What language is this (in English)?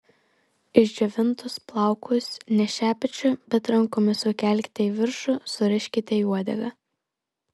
Lithuanian